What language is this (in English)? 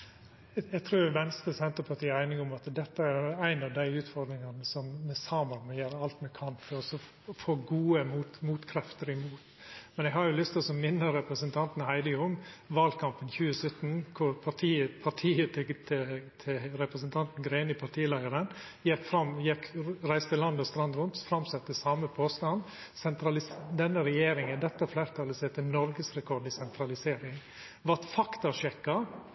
Norwegian Nynorsk